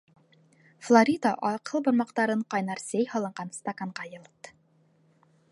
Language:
Bashkir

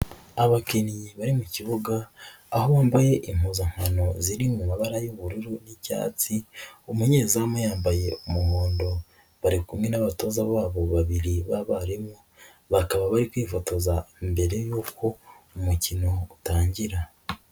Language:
Kinyarwanda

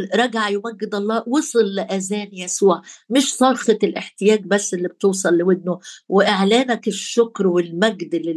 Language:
Arabic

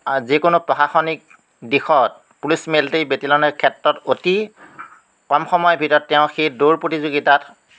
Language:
Assamese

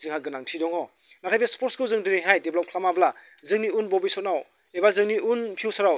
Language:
Bodo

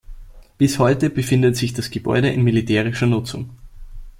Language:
German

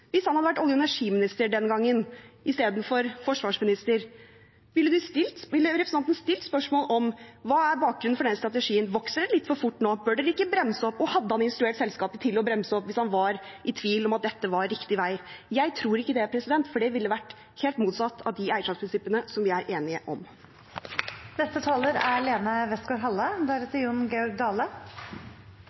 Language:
Norwegian Bokmål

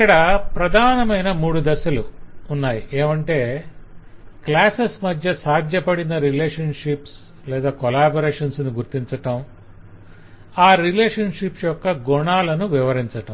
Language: Telugu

